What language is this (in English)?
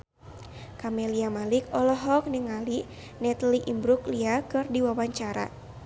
Sundanese